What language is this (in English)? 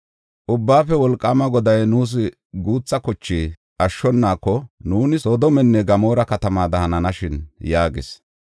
Gofa